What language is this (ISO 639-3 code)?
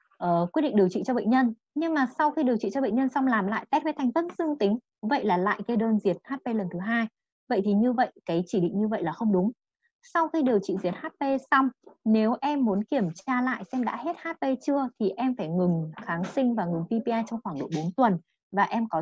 vie